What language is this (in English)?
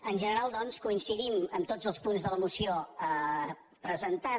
Catalan